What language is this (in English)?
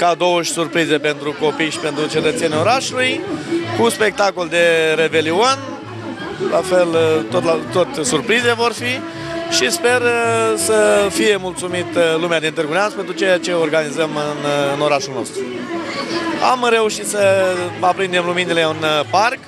Romanian